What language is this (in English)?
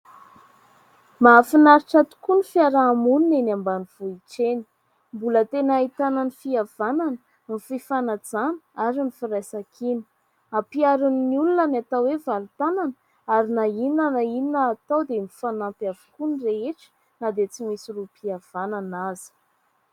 Malagasy